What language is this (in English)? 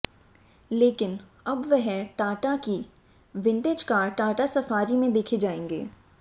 Hindi